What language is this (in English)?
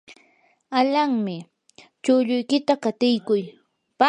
Yanahuanca Pasco Quechua